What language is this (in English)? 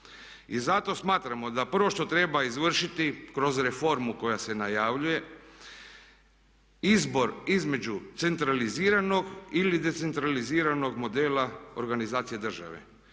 Croatian